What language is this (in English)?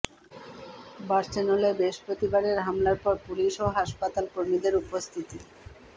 Bangla